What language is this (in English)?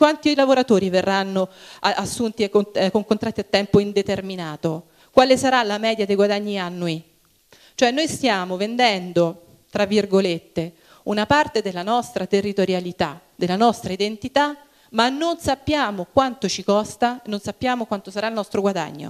Italian